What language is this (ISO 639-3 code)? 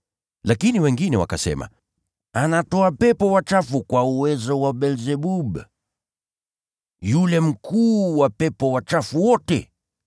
swa